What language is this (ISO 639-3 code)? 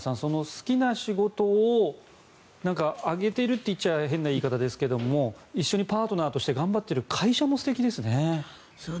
jpn